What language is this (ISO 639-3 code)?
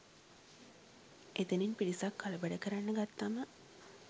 sin